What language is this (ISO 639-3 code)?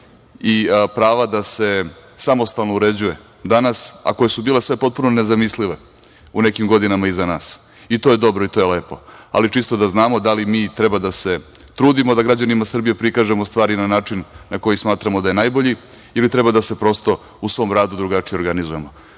srp